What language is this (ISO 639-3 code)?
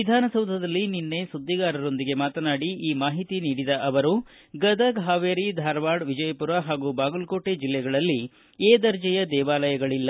kan